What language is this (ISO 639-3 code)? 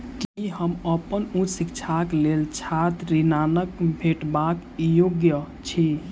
mai